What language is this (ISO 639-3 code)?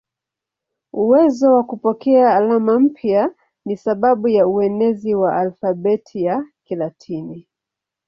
swa